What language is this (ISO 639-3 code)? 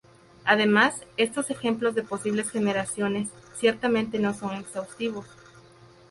spa